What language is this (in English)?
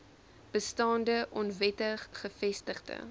Afrikaans